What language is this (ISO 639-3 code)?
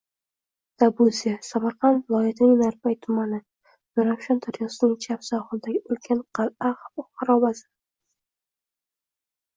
uzb